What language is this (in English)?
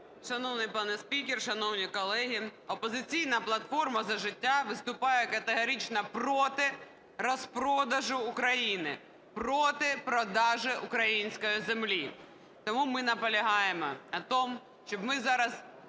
Ukrainian